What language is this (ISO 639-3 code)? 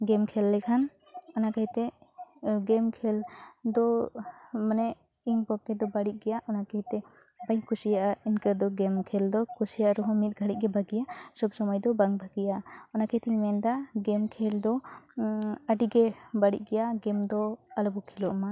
sat